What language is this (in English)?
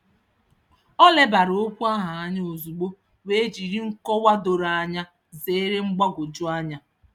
Igbo